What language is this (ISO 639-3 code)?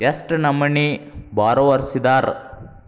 kan